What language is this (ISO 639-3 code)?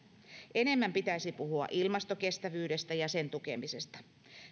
fin